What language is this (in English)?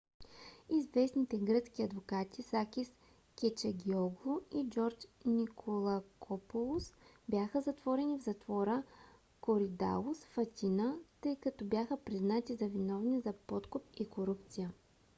Bulgarian